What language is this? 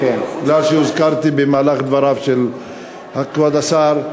Hebrew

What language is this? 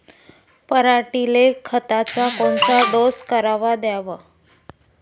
Marathi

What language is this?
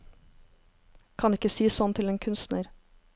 Norwegian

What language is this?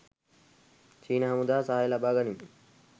Sinhala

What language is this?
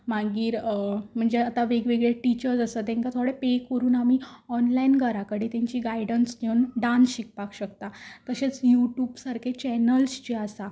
Konkani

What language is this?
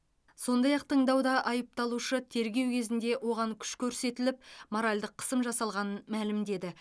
Kazakh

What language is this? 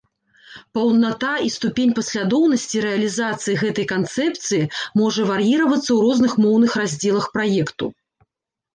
Belarusian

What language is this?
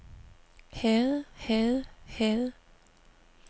Danish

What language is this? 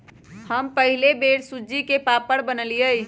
Magahi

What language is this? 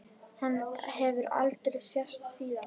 Icelandic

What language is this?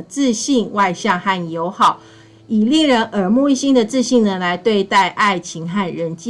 Chinese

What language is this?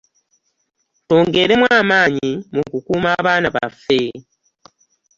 Ganda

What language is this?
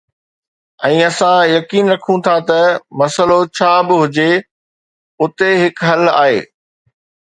Sindhi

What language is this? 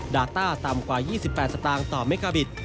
Thai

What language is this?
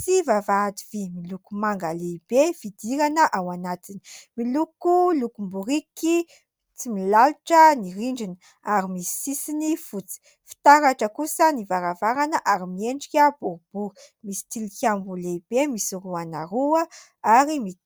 Malagasy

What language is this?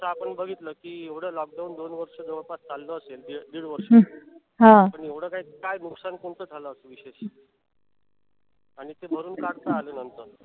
Marathi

